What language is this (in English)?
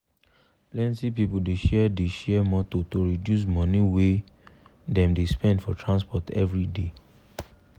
Nigerian Pidgin